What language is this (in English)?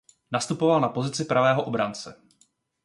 Czech